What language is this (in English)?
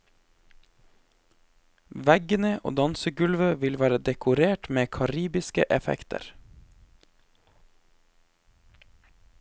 Norwegian